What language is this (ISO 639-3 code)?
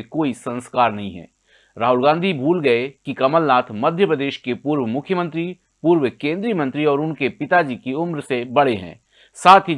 hin